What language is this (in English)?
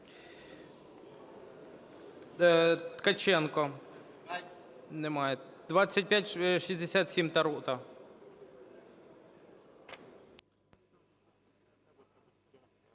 Ukrainian